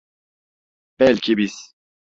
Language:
Turkish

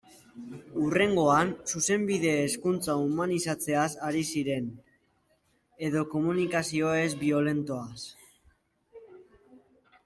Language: Basque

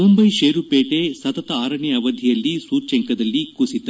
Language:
Kannada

